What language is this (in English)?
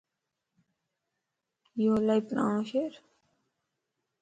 Lasi